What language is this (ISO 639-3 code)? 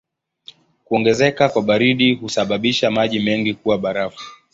swa